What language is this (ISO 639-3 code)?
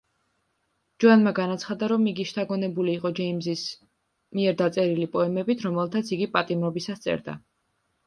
kat